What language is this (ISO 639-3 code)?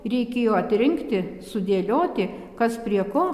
lit